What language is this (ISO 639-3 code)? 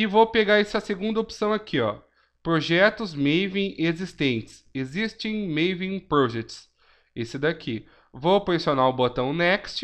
por